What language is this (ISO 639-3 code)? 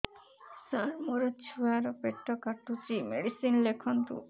ori